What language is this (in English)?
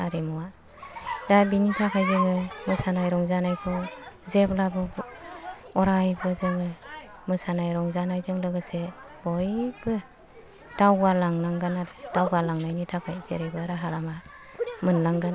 Bodo